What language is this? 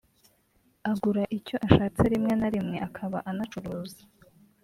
Kinyarwanda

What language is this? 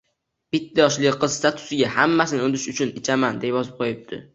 Uzbek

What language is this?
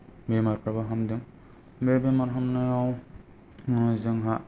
Bodo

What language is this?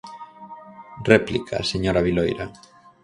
Galician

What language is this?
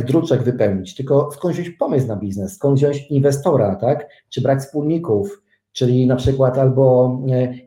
Polish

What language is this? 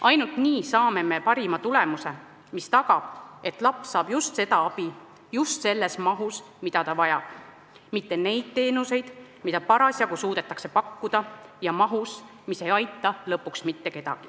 Estonian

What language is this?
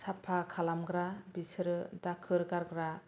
Bodo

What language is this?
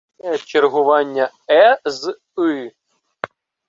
Ukrainian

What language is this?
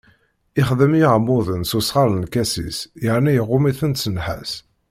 Kabyle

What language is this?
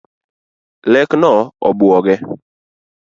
Luo (Kenya and Tanzania)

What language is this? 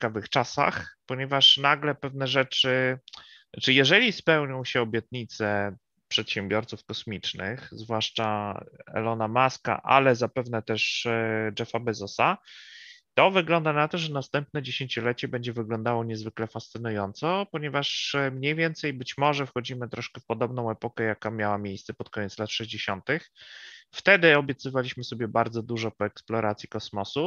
Polish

